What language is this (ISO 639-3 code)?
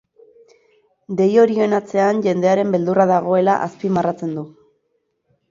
eus